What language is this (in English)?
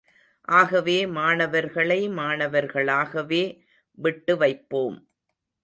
Tamil